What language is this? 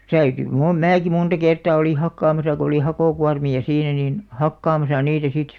Finnish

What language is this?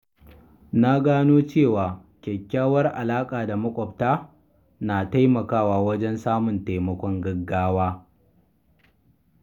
Hausa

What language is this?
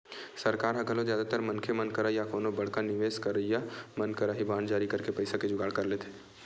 Chhattisgarhi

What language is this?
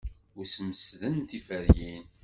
Kabyle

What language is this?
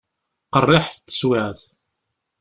Kabyle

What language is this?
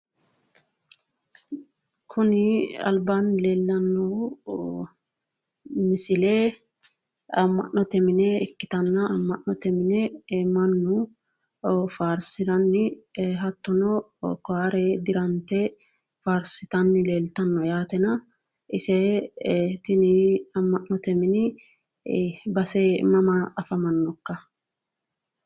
Sidamo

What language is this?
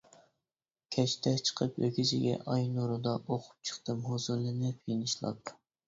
Uyghur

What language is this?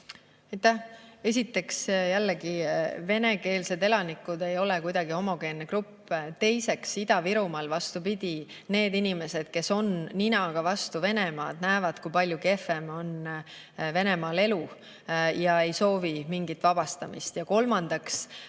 Estonian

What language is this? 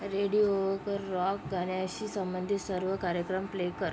Marathi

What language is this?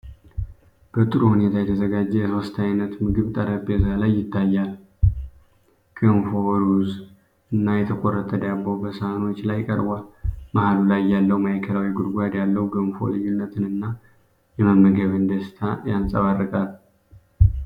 Amharic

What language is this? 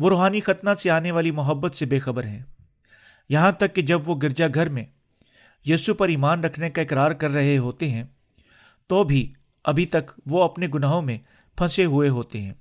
Urdu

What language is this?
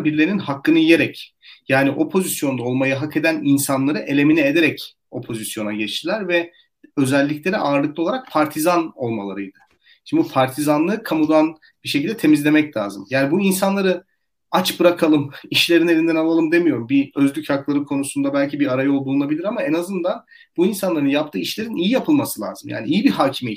Turkish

